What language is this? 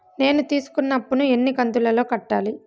Telugu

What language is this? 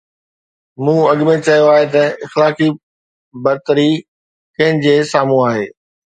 Sindhi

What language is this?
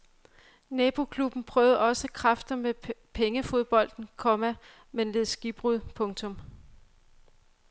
Danish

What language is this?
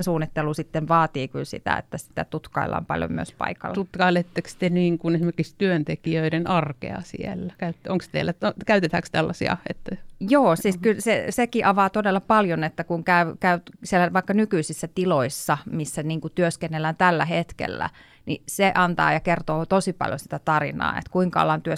Finnish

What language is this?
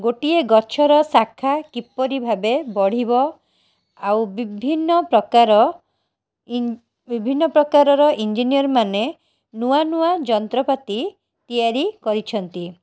Odia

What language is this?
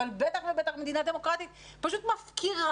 Hebrew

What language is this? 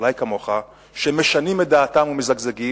Hebrew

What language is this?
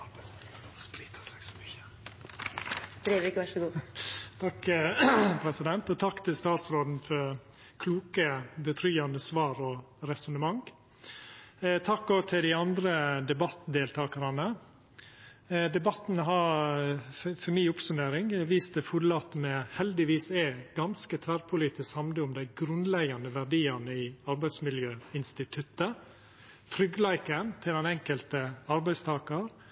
Norwegian Nynorsk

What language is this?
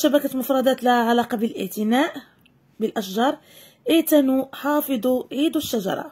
Arabic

